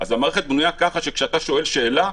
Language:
Hebrew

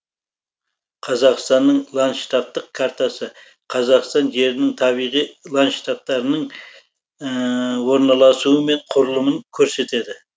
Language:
Kazakh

